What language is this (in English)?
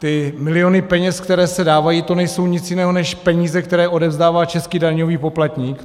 Czech